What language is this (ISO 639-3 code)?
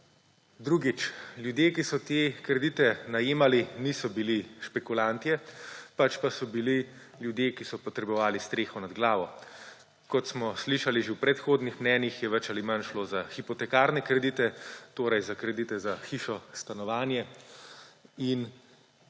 slv